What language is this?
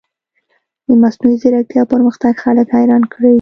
Pashto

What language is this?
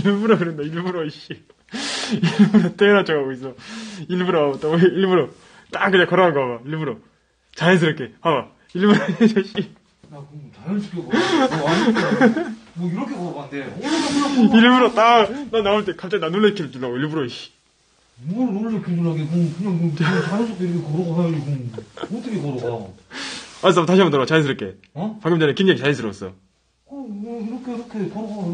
Korean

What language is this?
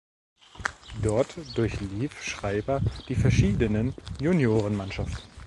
German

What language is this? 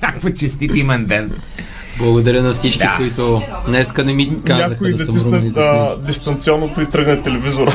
Bulgarian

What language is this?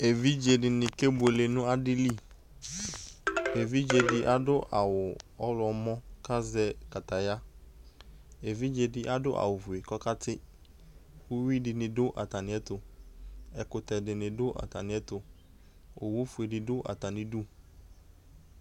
Ikposo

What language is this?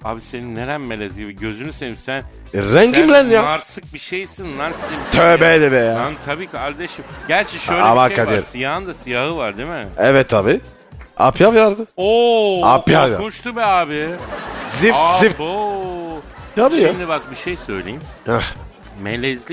Turkish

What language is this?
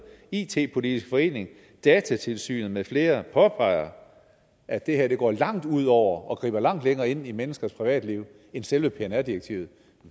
Danish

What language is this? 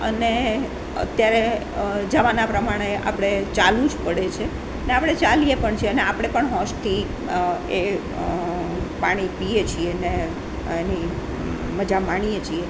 Gujarati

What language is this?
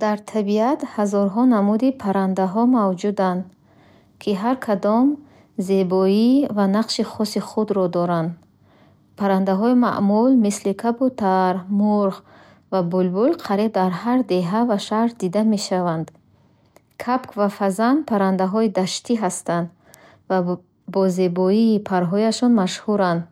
Bukharic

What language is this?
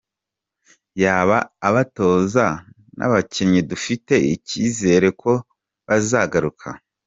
Kinyarwanda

